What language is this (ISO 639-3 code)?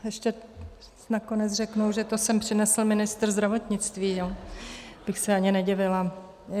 ces